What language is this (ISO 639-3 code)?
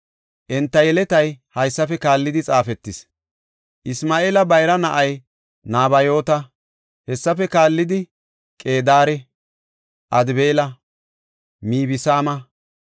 gof